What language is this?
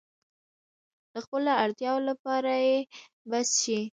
Pashto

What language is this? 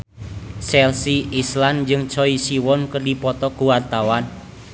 Sundanese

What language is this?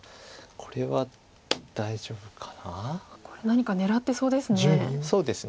Japanese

